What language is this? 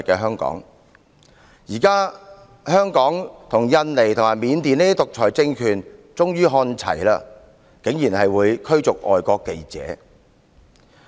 Cantonese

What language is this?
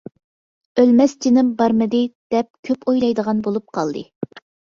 Uyghur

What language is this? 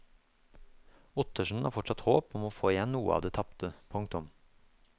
Norwegian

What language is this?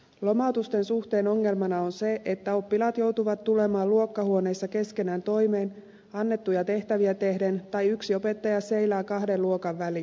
Finnish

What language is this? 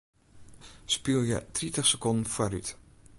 Western Frisian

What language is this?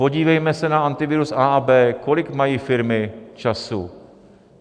Czech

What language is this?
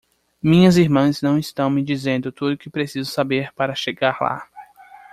Portuguese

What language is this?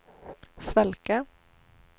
Swedish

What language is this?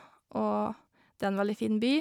Norwegian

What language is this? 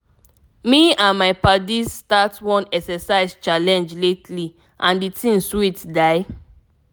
Nigerian Pidgin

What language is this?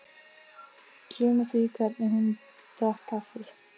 Icelandic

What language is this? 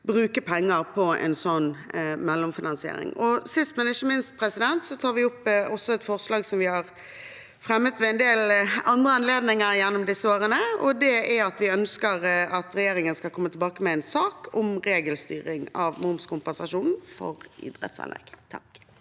Norwegian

